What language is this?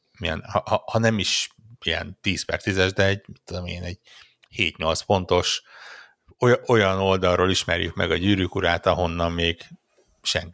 Hungarian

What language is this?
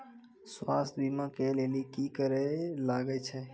Maithili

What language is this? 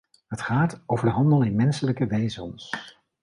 Dutch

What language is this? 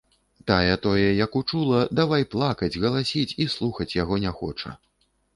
Belarusian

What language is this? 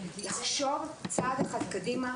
Hebrew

